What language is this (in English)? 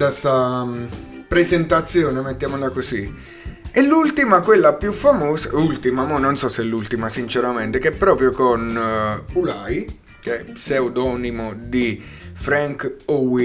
Italian